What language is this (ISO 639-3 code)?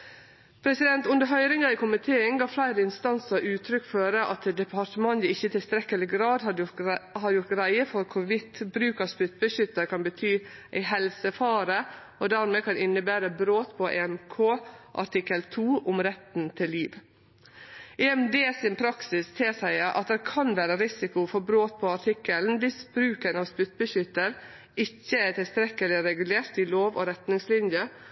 nno